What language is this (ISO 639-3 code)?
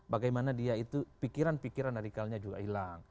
ind